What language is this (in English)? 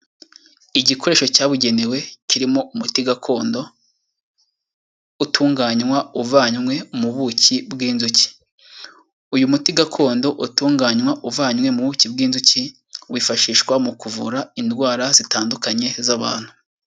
Kinyarwanda